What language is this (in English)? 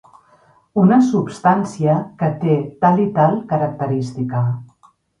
Catalan